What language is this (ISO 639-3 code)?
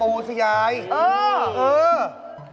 tha